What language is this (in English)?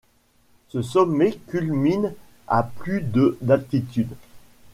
French